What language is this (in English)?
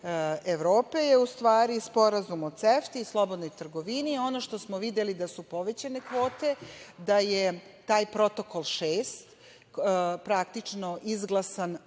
Serbian